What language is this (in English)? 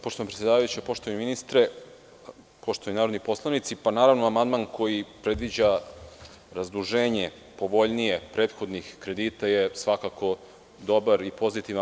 Serbian